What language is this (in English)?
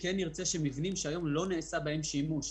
Hebrew